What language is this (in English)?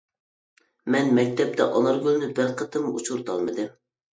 Uyghur